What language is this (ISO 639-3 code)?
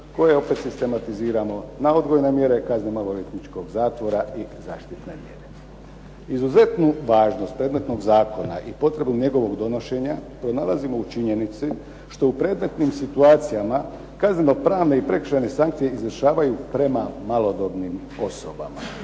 hrv